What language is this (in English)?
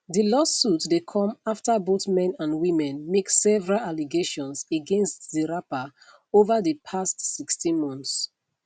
Nigerian Pidgin